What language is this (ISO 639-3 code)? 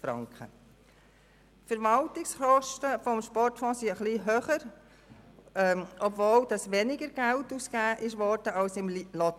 gsw